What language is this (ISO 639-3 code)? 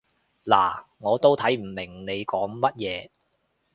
yue